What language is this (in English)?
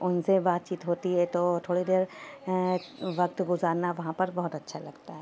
Urdu